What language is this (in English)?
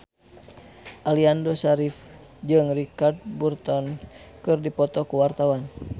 Sundanese